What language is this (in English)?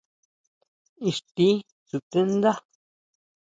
Huautla Mazatec